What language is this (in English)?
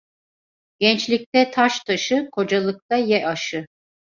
Turkish